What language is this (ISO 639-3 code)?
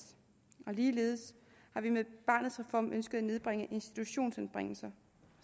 dan